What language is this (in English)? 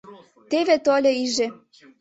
Mari